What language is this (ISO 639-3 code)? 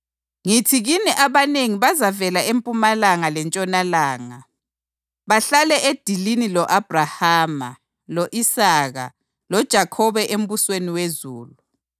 nde